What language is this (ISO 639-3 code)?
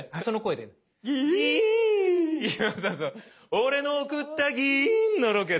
jpn